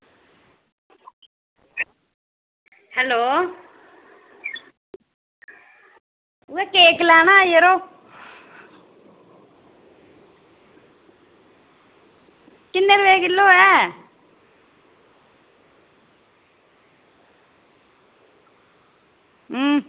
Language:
Dogri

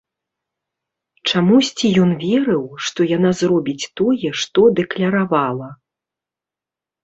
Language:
Belarusian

